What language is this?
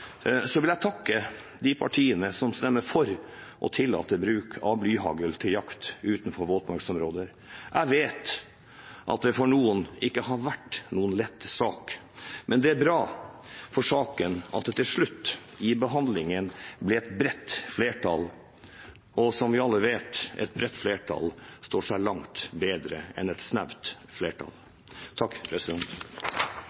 Norwegian Bokmål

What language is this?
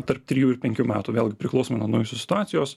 Lithuanian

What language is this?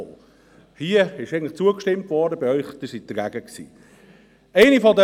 Swiss German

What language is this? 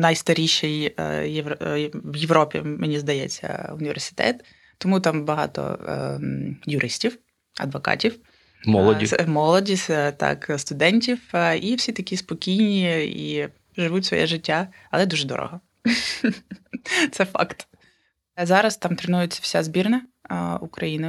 Ukrainian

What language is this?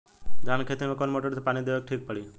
Bhojpuri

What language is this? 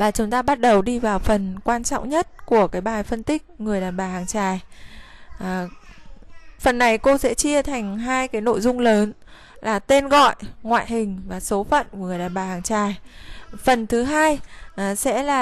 Vietnamese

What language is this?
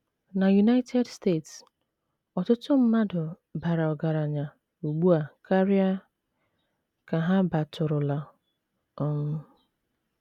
Igbo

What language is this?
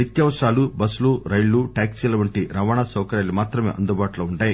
Telugu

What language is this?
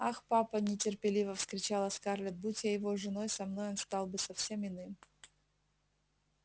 Russian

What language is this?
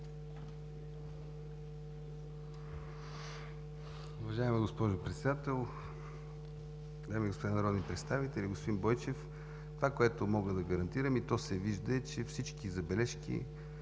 Bulgarian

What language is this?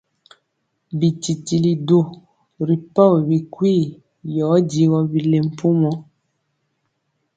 Mpiemo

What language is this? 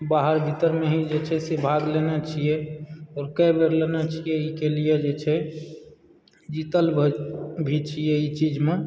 Maithili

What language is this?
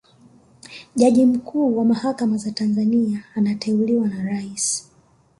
Swahili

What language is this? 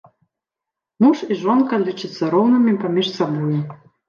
Belarusian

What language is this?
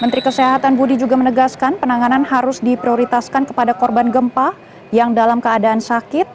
Indonesian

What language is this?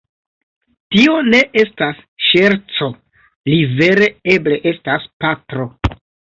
Esperanto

